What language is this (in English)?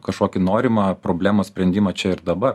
Lithuanian